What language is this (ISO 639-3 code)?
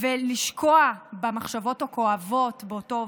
heb